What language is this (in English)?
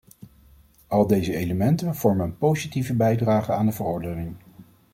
Dutch